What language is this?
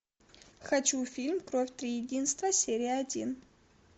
Russian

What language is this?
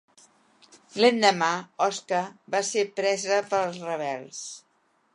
Catalan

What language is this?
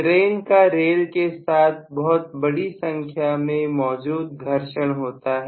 Hindi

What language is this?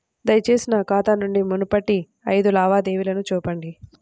Telugu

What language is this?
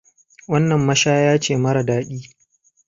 Hausa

